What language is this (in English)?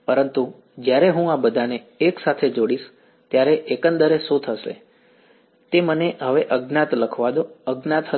Gujarati